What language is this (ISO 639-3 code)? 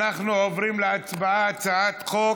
heb